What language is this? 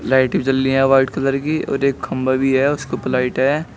Hindi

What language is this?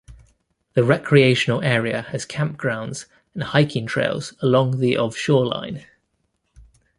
English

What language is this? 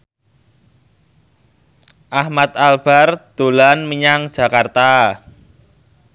Javanese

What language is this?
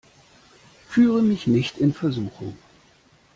German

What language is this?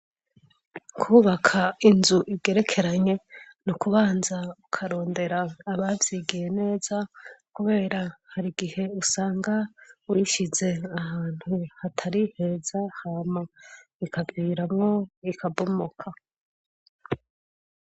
Rundi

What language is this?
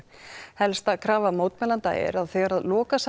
Icelandic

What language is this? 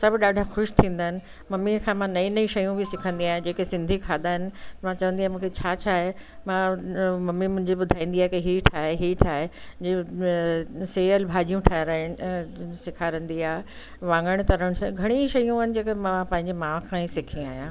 Sindhi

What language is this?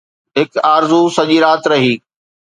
Sindhi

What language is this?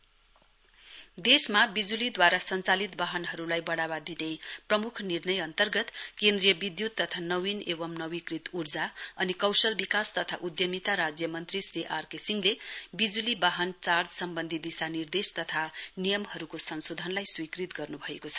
Nepali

